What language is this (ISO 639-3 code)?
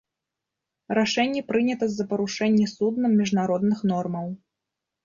bel